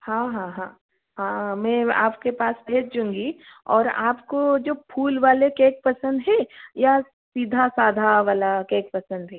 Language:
Hindi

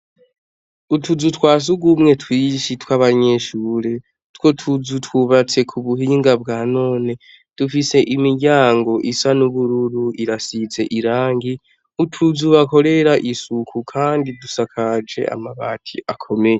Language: Rundi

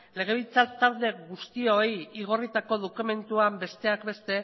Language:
Basque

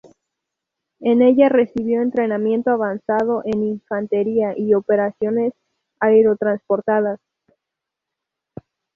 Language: Spanish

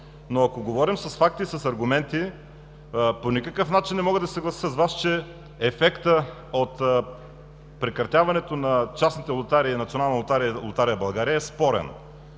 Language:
Bulgarian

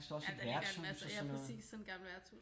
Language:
Danish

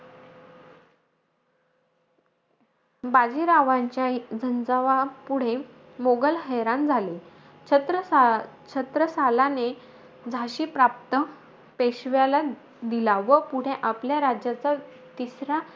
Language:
Marathi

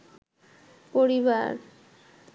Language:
Bangla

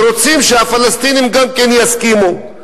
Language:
Hebrew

